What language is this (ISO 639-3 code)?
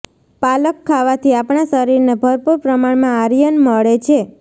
guj